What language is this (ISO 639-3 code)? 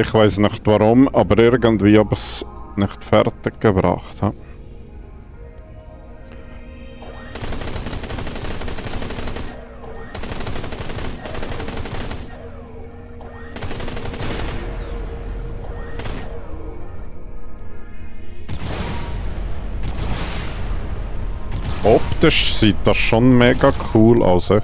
deu